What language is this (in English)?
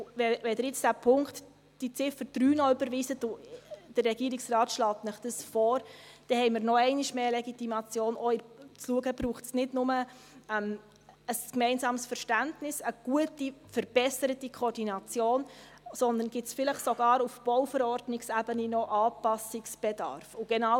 Swiss German